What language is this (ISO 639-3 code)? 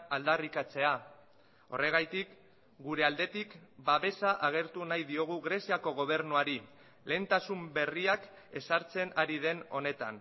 eus